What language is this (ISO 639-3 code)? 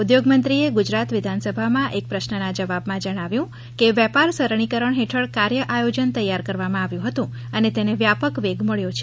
guj